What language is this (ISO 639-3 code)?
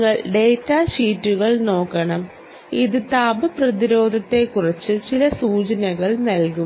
mal